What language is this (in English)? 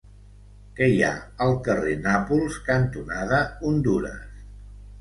Catalan